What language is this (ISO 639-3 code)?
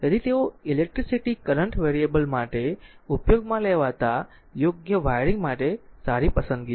guj